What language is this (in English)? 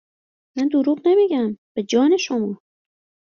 Persian